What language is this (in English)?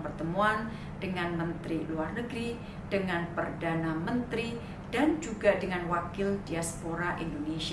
Indonesian